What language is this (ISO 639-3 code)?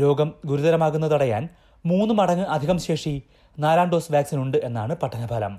mal